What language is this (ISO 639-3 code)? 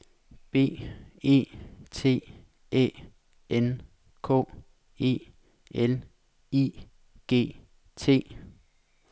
dan